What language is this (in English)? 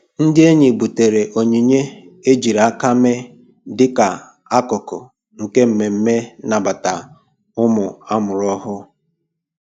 Igbo